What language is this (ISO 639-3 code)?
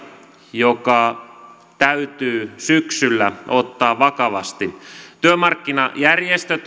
fin